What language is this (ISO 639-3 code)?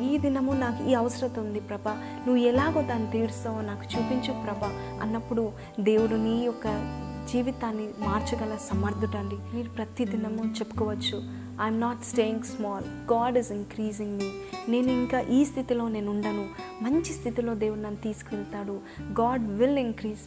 tel